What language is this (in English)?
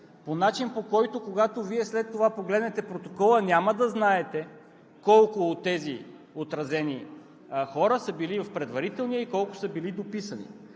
Bulgarian